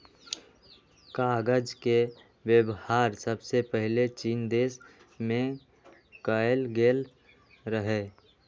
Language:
Magahi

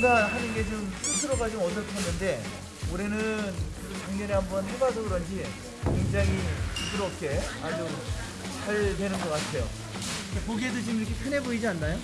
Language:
Korean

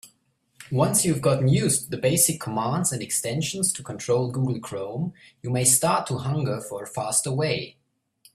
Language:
English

